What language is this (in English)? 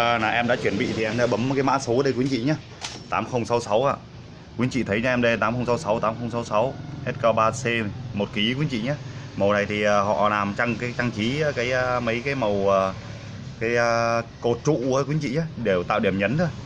Vietnamese